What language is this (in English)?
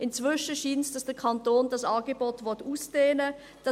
Swiss German